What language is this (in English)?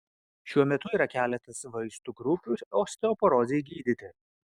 Lithuanian